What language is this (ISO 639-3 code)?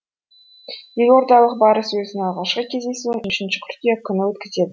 kaz